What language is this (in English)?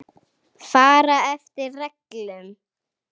Icelandic